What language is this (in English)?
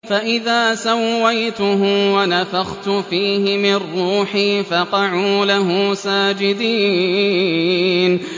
Arabic